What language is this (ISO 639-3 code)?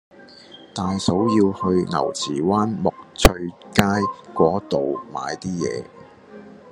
yue